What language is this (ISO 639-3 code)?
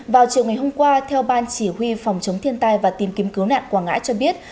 vie